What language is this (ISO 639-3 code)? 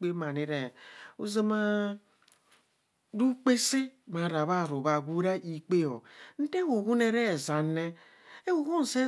bcs